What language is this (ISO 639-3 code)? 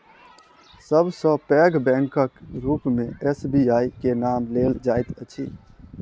mai